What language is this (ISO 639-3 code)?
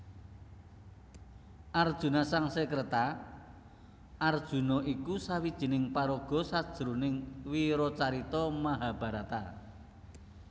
jav